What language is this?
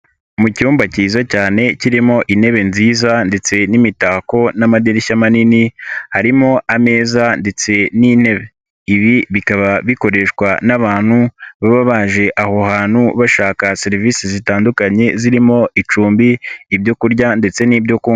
Kinyarwanda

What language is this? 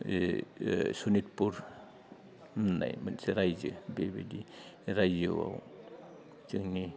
Bodo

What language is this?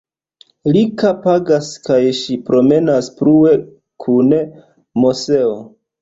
Esperanto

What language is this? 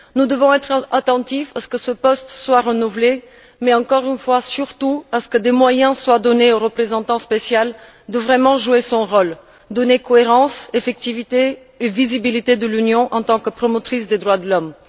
French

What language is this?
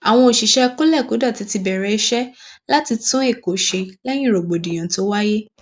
Yoruba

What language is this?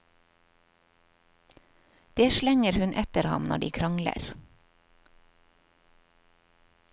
Norwegian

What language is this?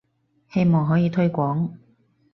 Cantonese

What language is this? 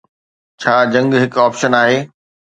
Sindhi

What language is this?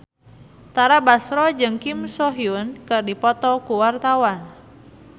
Sundanese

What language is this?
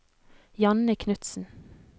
Norwegian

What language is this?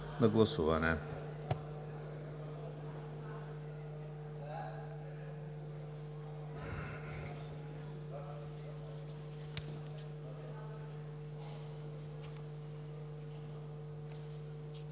Bulgarian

